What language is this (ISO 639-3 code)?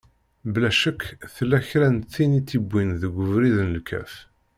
kab